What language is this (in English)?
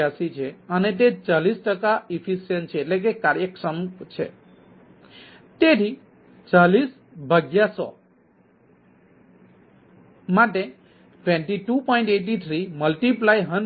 Gujarati